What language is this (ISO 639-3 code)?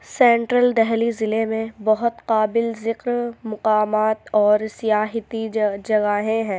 urd